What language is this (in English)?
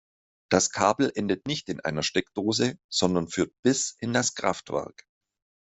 German